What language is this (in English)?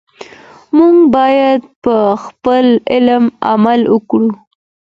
Pashto